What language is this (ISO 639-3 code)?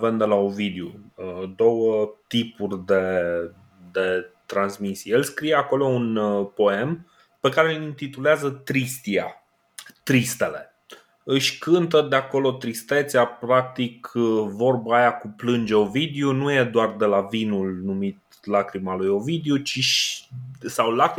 ron